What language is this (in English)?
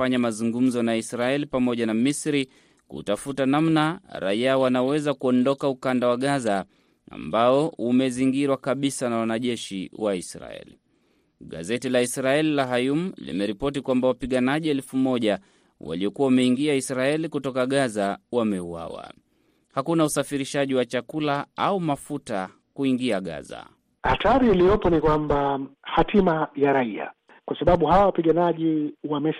Swahili